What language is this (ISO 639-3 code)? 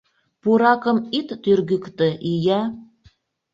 chm